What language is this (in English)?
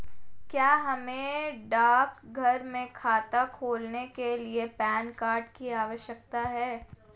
Hindi